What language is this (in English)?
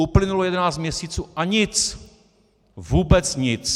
Czech